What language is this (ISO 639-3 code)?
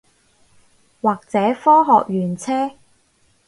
yue